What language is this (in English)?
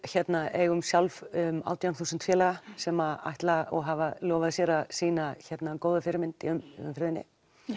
Icelandic